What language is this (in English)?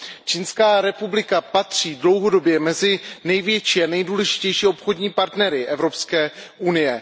Czech